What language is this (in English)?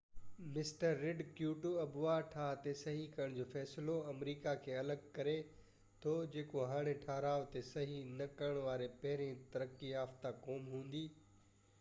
Sindhi